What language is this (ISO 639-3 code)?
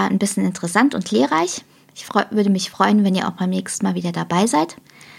deu